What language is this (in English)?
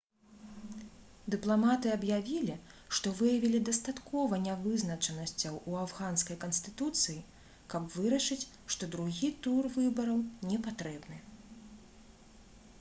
Belarusian